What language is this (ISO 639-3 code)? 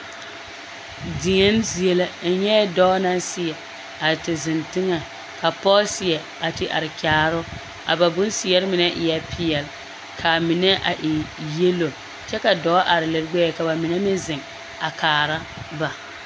dga